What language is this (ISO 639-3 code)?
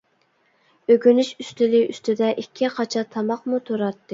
uig